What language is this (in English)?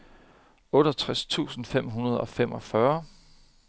Danish